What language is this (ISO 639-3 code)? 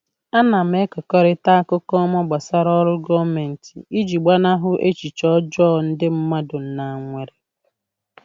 ibo